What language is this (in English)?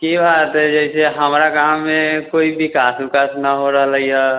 Maithili